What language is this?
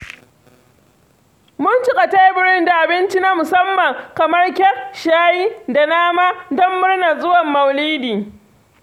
Hausa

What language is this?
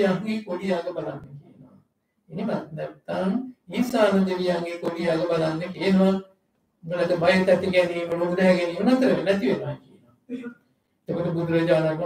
Turkish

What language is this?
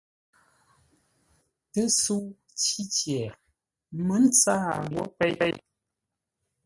Ngombale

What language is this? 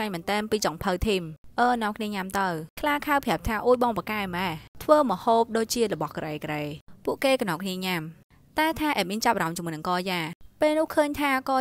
Thai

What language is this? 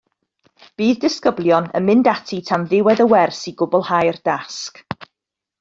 Welsh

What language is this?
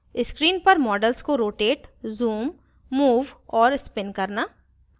Hindi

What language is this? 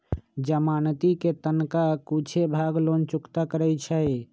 Magahi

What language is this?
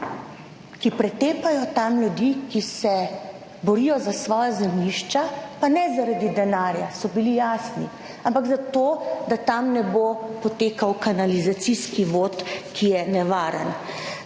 Slovenian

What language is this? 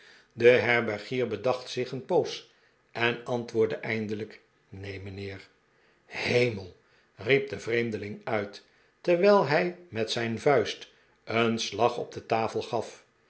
Dutch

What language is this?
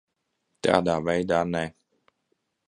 Latvian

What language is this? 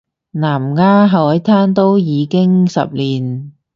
Cantonese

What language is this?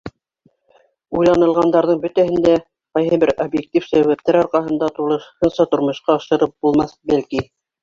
Bashkir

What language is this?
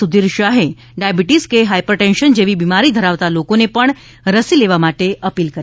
Gujarati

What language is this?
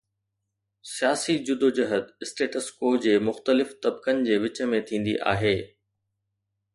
Sindhi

